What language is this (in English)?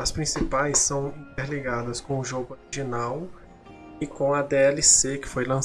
Portuguese